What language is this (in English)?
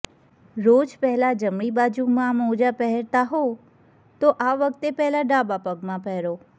Gujarati